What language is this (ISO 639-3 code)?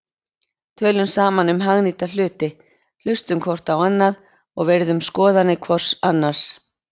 isl